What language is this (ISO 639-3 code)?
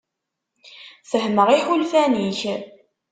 kab